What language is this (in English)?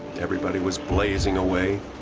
English